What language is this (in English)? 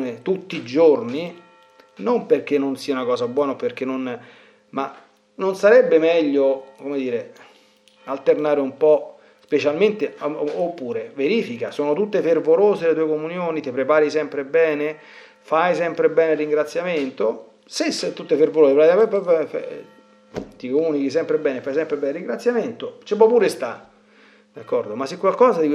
Italian